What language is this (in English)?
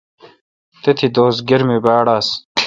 Kalkoti